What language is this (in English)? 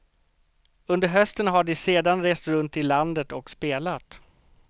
Swedish